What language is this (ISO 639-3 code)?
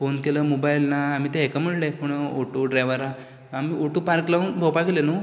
kok